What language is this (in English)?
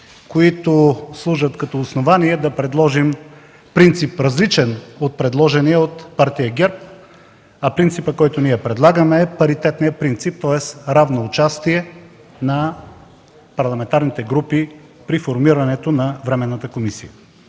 Bulgarian